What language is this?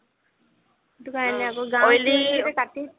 Assamese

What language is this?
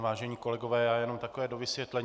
Czech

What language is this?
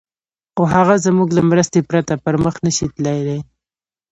Pashto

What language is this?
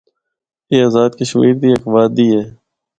Northern Hindko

